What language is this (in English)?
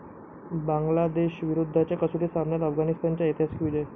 Marathi